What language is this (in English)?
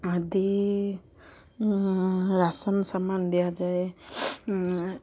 Odia